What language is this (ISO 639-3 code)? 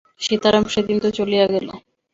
ben